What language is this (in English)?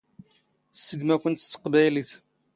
Standard Moroccan Tamazight